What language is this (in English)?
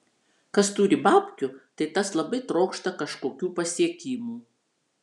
Lithuanian